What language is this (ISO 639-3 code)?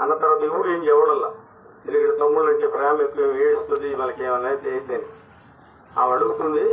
tel